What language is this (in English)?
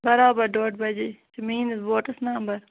Kashmiri